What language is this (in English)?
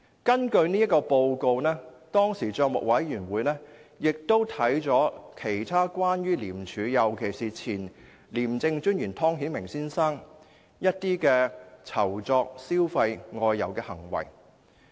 Cantonese